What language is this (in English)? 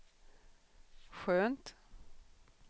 Swedish